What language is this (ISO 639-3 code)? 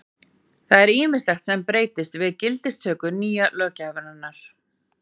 isl